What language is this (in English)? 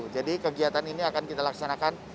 Indonesian